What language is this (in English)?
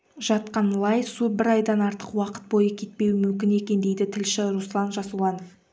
Kazakh